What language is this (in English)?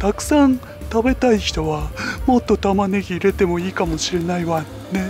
Japanese